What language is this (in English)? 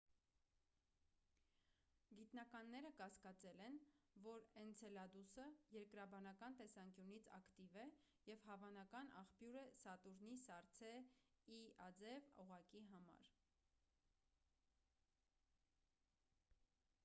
Armenian